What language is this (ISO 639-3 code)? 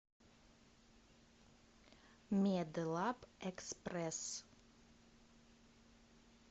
rus